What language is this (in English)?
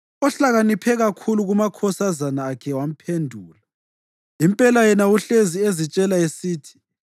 North Ndebele